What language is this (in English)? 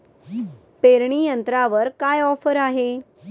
Marathi